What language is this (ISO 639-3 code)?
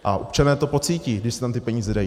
ces